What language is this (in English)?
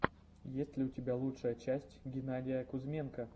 Russian